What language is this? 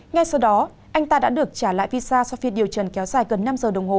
Vietnamese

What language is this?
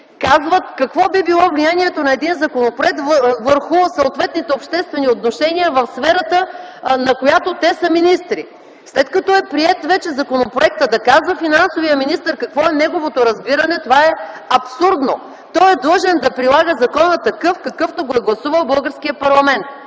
Bulgarian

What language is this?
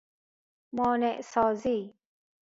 Persian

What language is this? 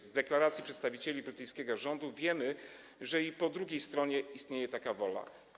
Polish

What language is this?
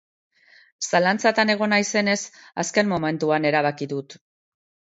Basque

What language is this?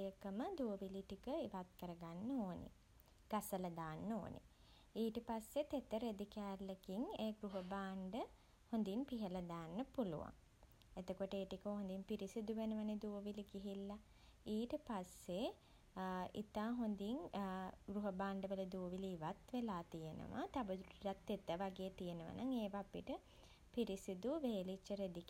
Sinhala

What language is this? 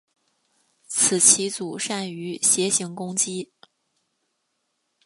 Chinese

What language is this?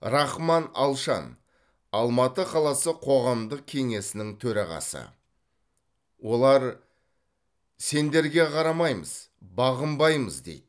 Kazakh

